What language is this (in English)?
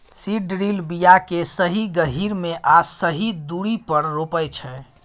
Maithili